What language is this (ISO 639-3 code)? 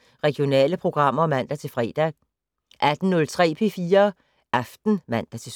dan